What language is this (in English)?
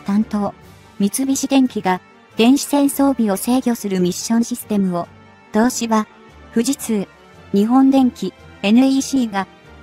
Japanese